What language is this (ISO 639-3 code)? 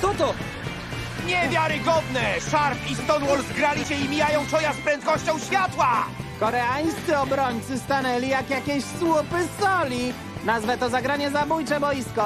pol